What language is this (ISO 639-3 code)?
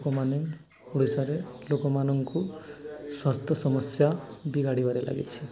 ori